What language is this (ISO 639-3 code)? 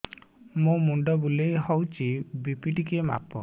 ori